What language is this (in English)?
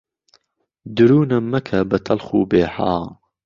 Central Kurdish